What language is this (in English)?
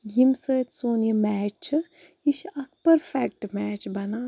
Kashmiri